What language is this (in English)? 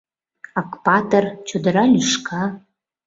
Mari